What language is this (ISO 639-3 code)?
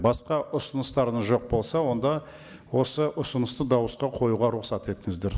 kaz